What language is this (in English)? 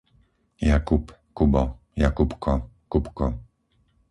Slovak